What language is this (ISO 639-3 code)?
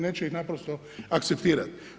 hrv